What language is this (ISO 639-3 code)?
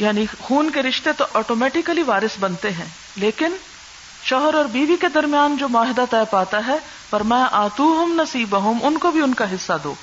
urd